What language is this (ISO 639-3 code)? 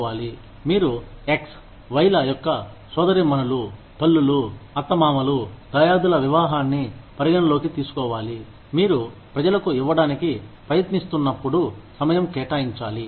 tel